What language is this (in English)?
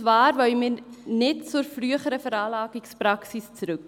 Swiss German